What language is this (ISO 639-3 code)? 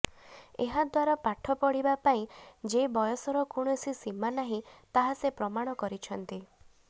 ori